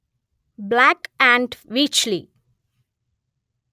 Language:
Telugu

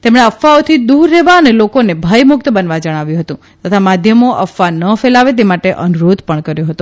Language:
Gujarati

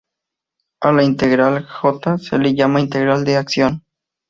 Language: Spanish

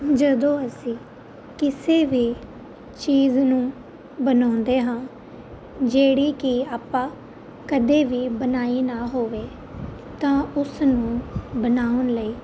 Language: Punjabi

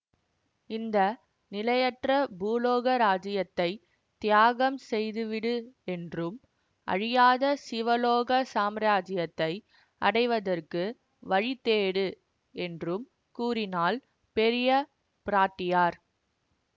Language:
Tamil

